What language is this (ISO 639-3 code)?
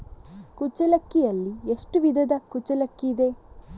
kan